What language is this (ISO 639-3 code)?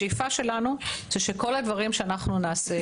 heb